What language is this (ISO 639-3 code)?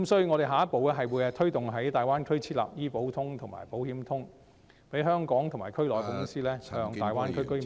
yue